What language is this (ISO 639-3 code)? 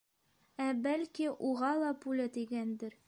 bak